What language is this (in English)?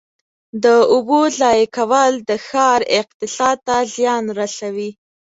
Pashto